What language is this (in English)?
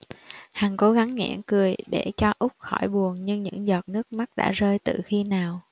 Vietnamese